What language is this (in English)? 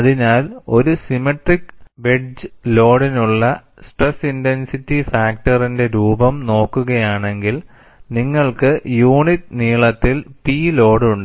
Malayalam